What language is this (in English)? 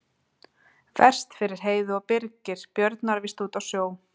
Icelandic